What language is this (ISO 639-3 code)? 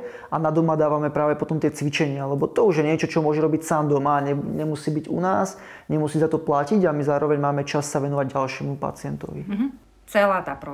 slk